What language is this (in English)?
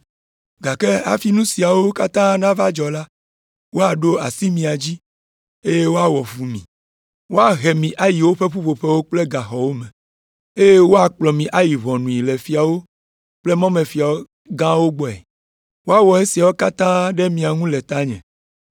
Ewe